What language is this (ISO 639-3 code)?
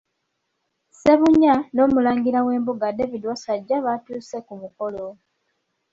lug